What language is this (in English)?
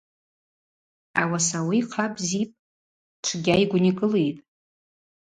Abaza